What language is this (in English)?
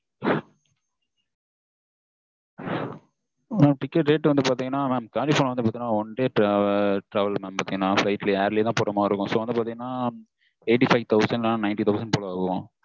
Tamil